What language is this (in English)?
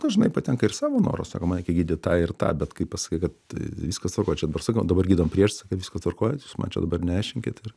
Lithuanian